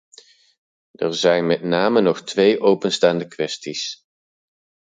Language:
Dutch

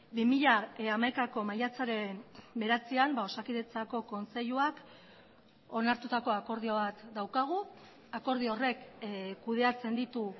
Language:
Basque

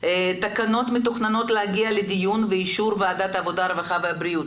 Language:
Hebrew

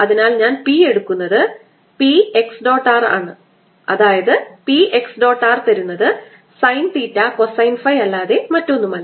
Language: Malayalam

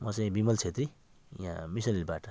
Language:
Nepali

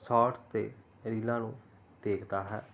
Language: Punjabi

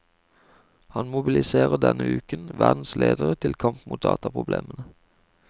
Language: Norwegian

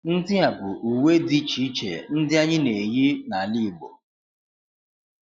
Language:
Igbo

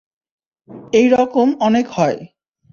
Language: Bangla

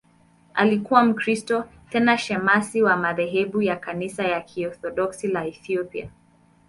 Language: Swahili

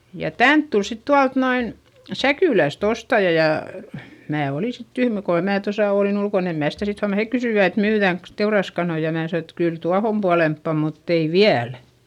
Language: Finnish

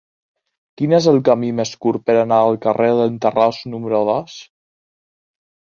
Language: Catalan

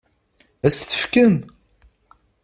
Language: Kabyle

